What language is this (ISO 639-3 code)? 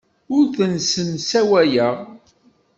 kab